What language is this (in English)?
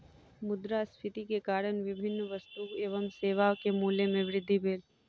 Maithili